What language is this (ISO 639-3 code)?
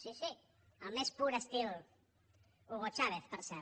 cat